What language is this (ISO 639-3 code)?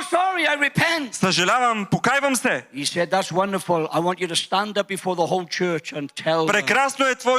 bul